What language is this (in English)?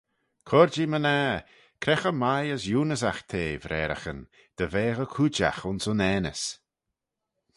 Manx